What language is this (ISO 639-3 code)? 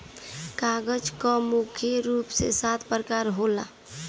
bho